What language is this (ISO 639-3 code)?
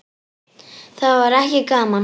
isl